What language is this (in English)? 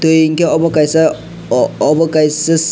Kok Borok